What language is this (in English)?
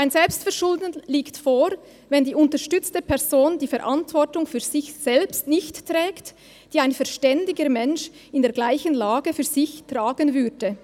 Swiss German